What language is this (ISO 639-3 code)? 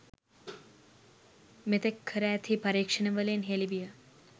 sin